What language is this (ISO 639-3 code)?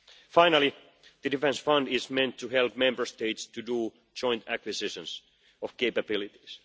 eng